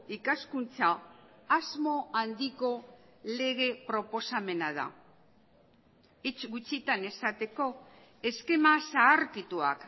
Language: Basque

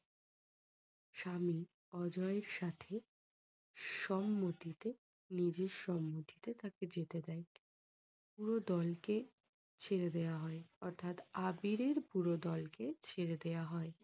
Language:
Bangla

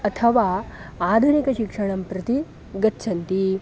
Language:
Sanskrit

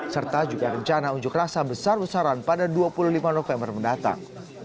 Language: Indonesian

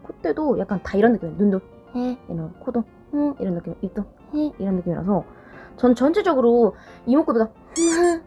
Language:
Korean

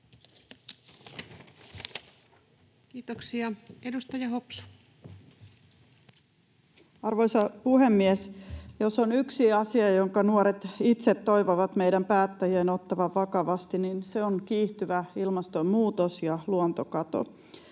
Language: Finnish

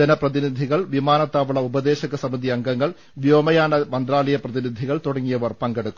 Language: Malayalam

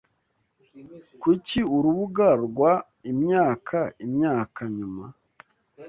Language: Kinyarwanda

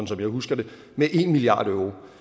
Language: Danish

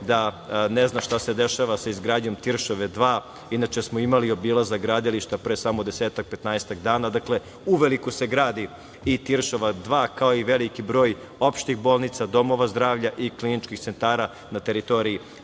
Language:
Serbian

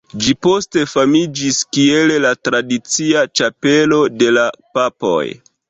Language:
Esperanto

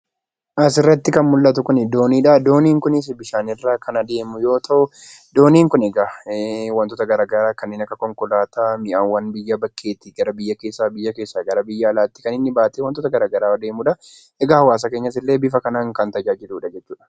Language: Oromo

